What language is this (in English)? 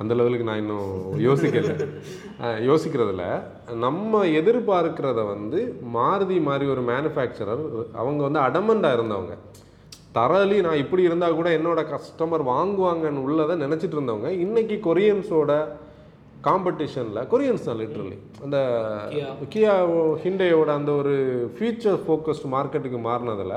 Tamil